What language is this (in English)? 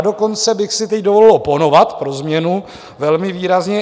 Czech